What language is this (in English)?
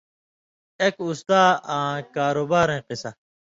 Indus Kohistani